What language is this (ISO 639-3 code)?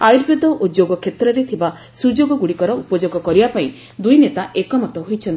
ori